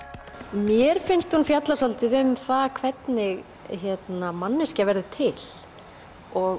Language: Icelandic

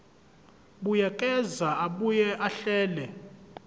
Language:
Zulu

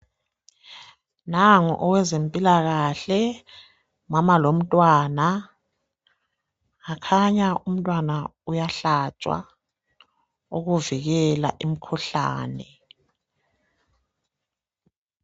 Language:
North Ndebele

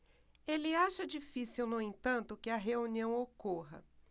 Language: Portuguese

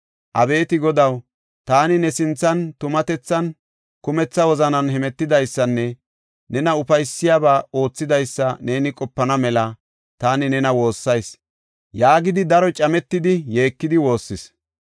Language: Gofa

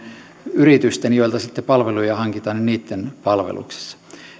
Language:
Finnish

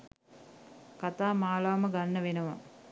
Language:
Sinhala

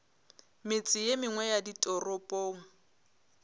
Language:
Northern Sotho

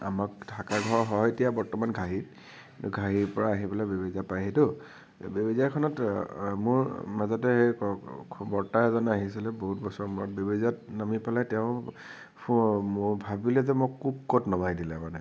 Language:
Assamese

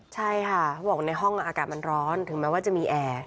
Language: Thai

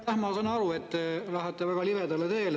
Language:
Estonian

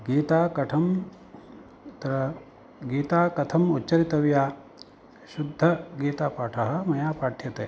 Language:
Sanskrit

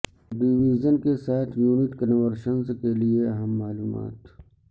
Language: Urdu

